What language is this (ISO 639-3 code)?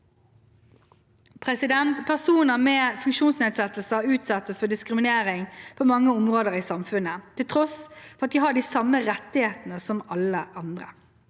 nor